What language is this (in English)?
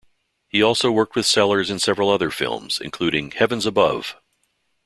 English